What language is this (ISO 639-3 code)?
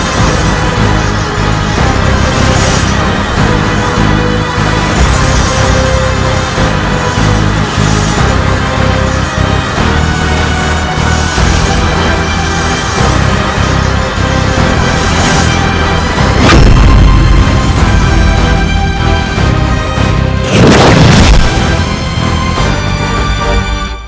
ind